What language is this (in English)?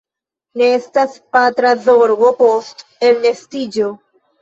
Esperanto